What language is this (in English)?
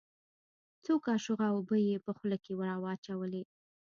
Pashto